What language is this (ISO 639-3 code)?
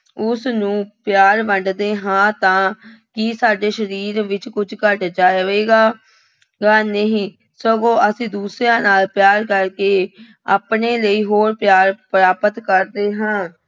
pan